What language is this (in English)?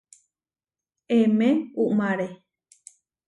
Huarijio